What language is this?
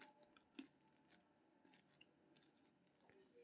Maithili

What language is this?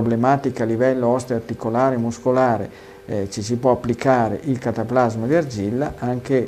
Italian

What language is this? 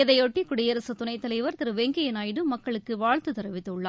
Tamil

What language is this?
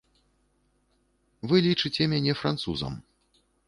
Belarusian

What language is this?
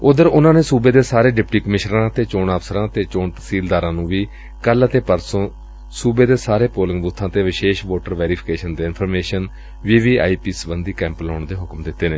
Punjabi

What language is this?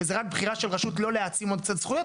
Hebrew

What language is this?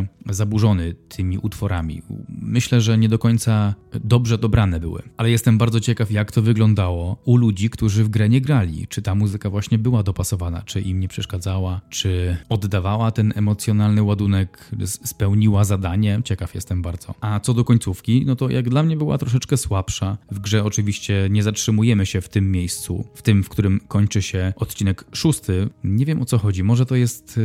Polish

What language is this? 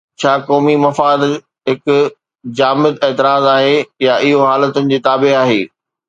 Sindhi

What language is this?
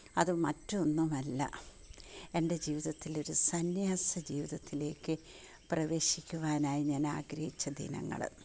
Malayalam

